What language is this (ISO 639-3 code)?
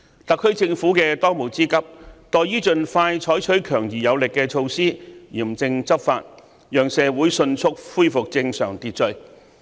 yue